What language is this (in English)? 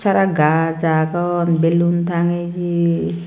Chakma